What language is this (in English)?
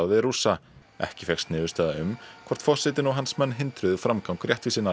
Icelandic